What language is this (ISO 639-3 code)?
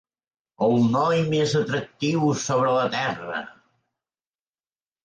cat